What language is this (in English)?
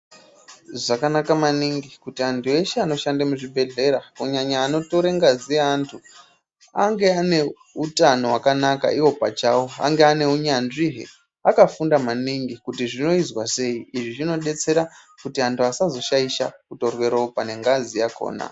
Ndau